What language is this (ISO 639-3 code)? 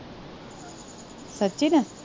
pan